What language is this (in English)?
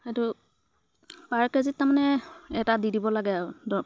Assamese